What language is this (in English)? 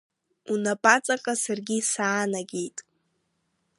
Abkhazian